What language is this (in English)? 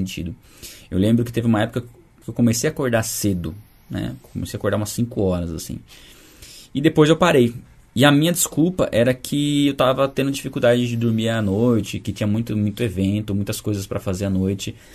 Portuguese